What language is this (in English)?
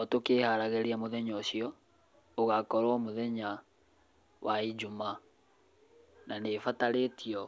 Kikuyu